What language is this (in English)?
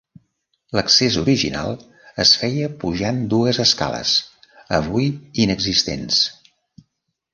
Catalan